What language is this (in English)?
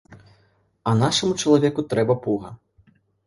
Belarusian